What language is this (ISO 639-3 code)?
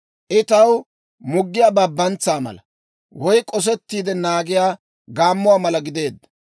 dwr